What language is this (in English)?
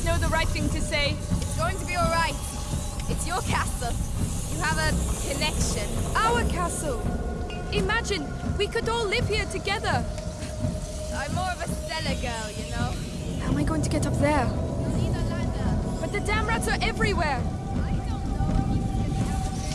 English